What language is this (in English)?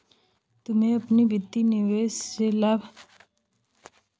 Hindi